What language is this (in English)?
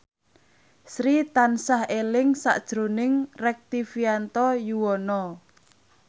Javanese